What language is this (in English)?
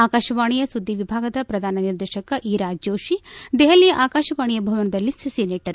Kannada